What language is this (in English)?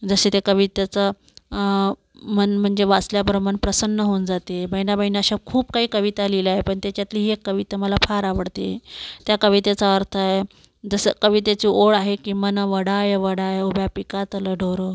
Marathi